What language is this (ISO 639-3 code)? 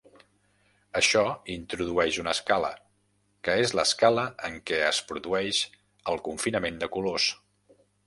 cat